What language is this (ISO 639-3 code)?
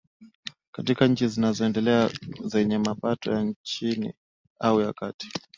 swa